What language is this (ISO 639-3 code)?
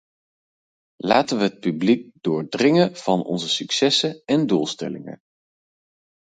nld